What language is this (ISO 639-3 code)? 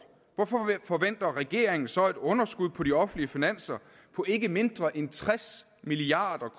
dan